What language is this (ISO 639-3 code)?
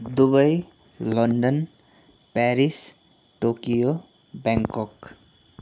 nep